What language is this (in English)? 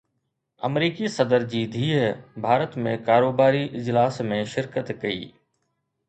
Sindhi